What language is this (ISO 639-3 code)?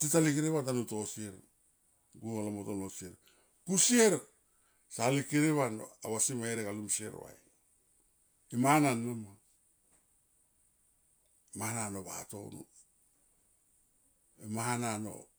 tqp